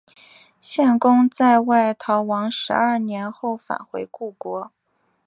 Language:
Chinese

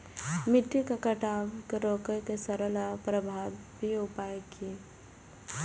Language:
Maithili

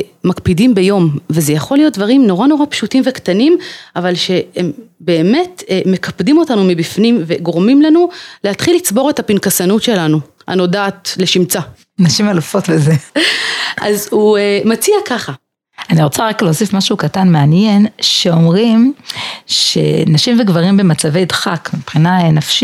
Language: Hebrew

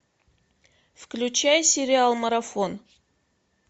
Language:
Russian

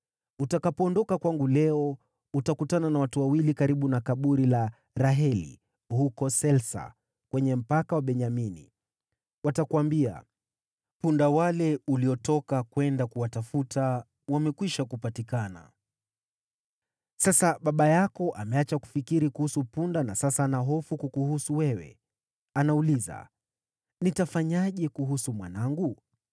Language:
Swahili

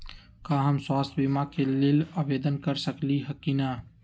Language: Magahi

